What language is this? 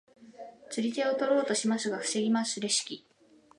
Japanese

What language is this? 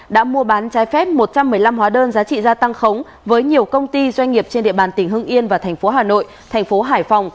Vietnamese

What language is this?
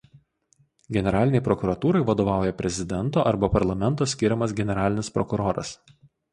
Lithuanian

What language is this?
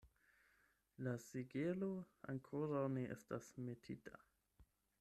Esperanto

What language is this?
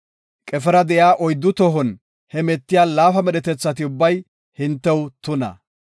Gofa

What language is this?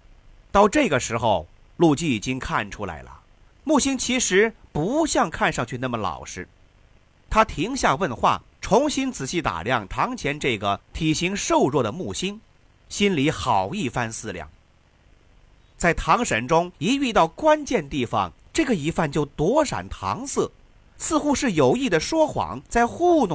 Chinese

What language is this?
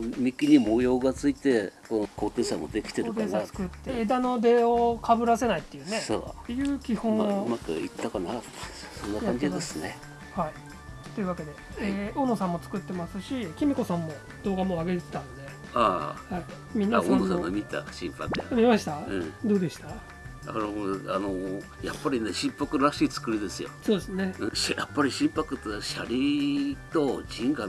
Japanese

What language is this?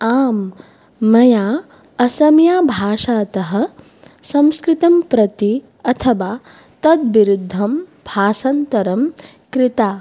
Sanskrit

